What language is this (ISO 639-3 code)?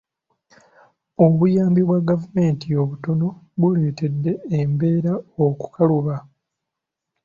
lug